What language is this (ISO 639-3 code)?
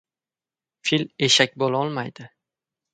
uzb